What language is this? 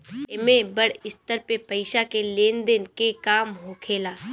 Bhojpuri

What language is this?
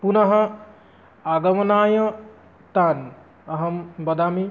Sanskrit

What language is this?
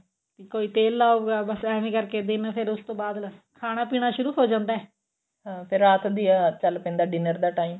Punjabi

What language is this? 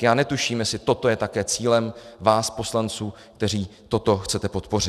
Czech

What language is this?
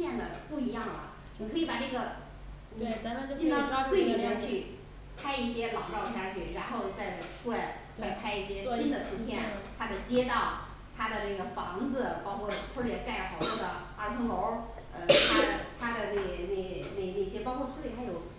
Chinese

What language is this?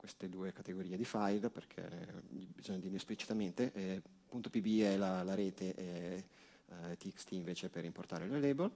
Italian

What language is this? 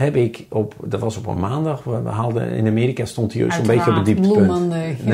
Dutch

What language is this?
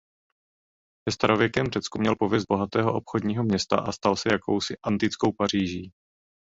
Czech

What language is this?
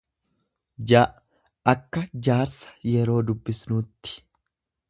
Oromo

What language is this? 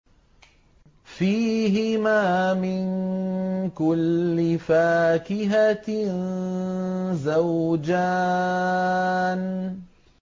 Arabic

